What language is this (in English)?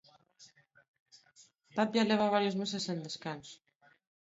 Galician